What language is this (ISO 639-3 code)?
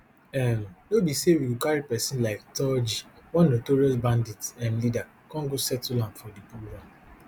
pcm